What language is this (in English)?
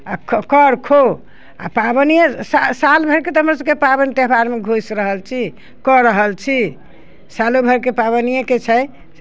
Maithili